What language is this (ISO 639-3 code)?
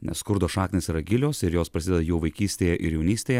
lit